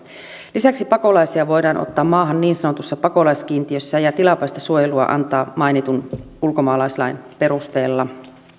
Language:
Finnish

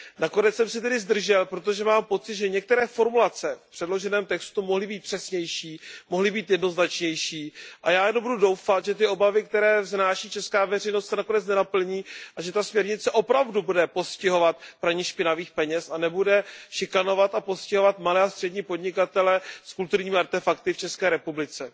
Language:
Czech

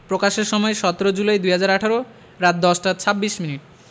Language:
Bangla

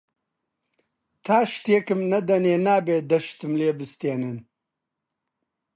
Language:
Central Kurdish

